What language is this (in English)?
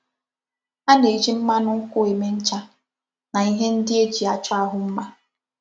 Igbo